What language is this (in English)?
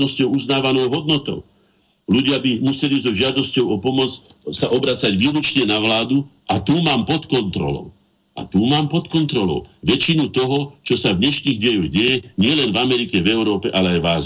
Slovak